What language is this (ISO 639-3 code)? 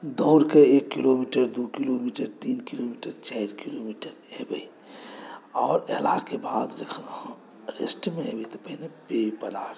mai